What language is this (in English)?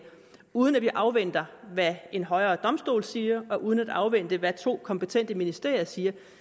Danish